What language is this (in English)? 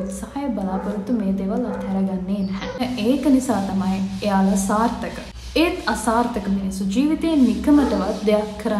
Hindi